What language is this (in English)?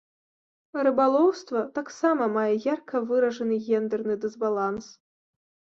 Belarusian